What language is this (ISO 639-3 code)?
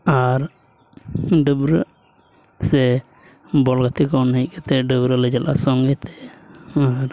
sat